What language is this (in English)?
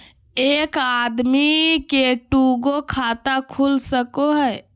Magahi